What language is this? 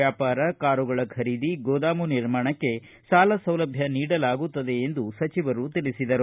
Kannada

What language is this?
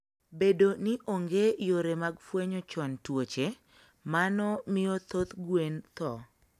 Luo (Kenya and Tanzania)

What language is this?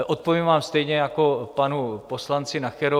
Czech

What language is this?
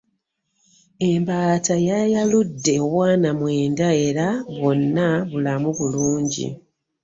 Ganda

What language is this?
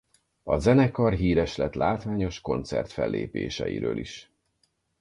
Hungarian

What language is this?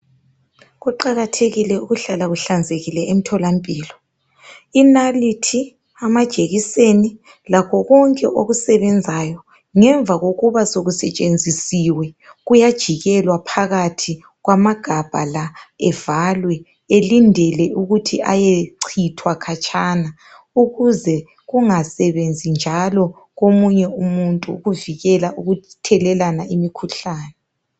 North Ndebele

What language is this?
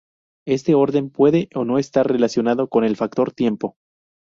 Spanish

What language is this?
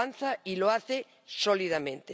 Spanish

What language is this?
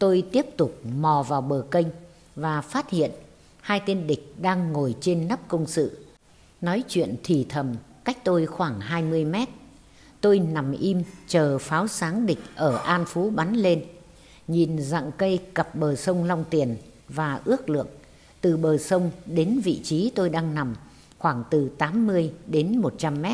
Vietnamese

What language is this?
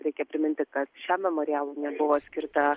Lithuanian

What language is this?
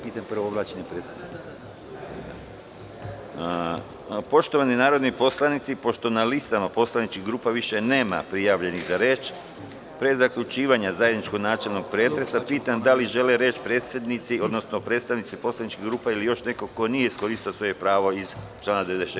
Serbian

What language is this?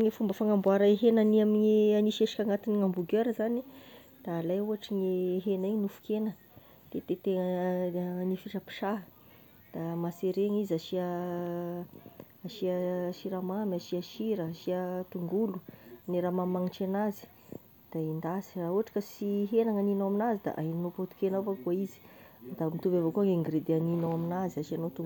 Tesaka Malagasy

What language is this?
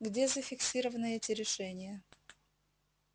Russian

